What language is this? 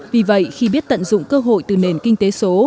Vietnamese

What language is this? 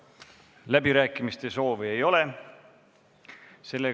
Estonian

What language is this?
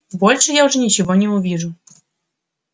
Russian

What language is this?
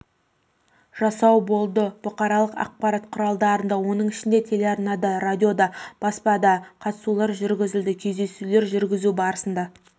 Kazakh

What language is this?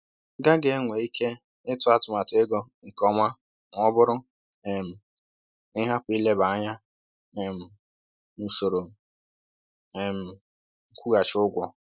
Igbo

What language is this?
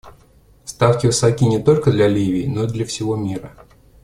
Russian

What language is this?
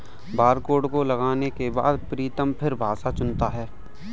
Hindi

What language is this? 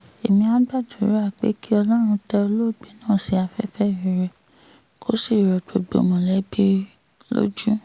Yoruba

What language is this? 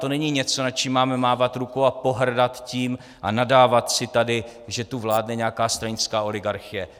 Czech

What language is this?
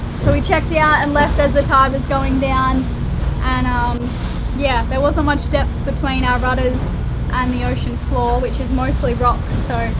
English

